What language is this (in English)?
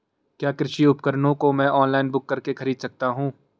Hindi